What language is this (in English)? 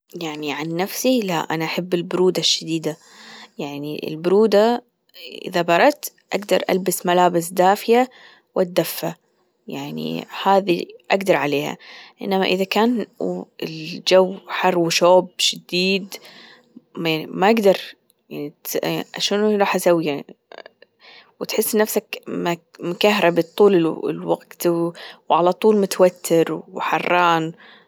Gulf Arabic